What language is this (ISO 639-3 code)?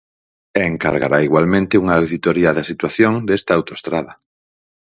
glg